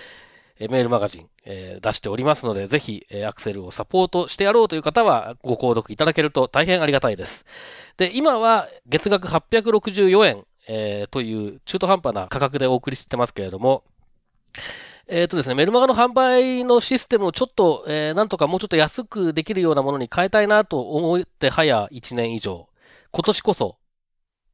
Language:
Japanese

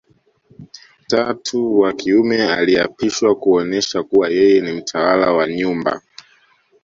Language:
Swahili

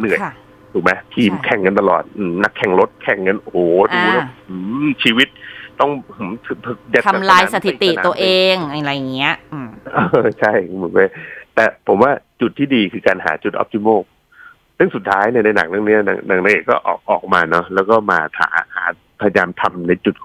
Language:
Thai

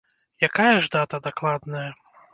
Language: Belarusian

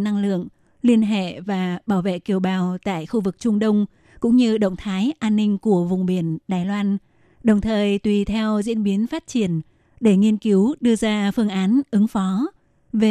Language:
Vietnamese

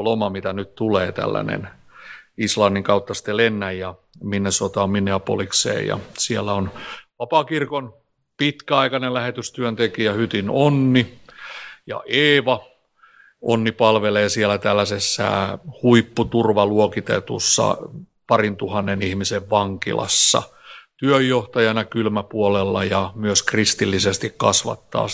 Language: Finnish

